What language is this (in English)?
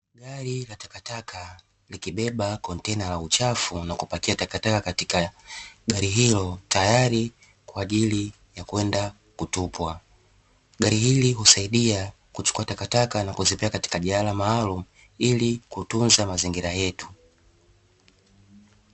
Swahili